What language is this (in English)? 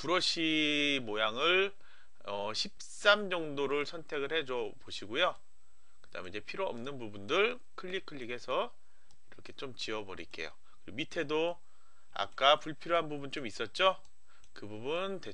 Korean